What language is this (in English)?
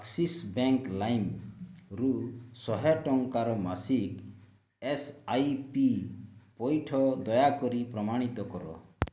Odia